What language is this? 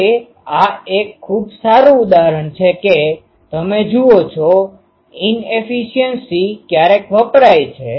Gujarati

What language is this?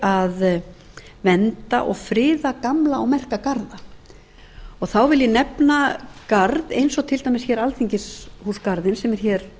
Icelandic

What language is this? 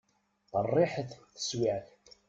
Kabyle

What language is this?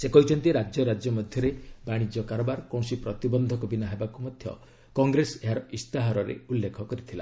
Odia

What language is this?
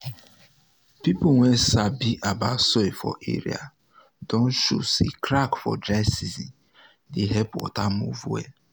Nigerian Pidgin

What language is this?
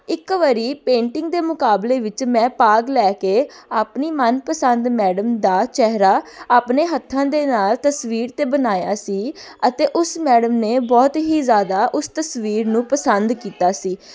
Punjabi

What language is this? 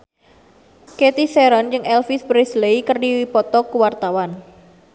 Sundanese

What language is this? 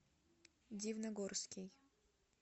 Russian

